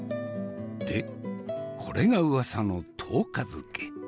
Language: Japanese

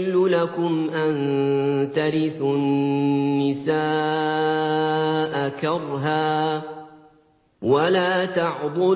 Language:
Arabic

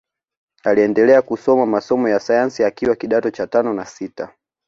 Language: Swahili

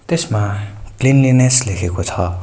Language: Nepali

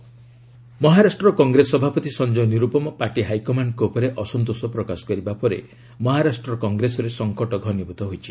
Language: Odia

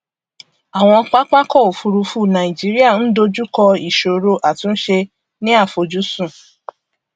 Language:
Yoruba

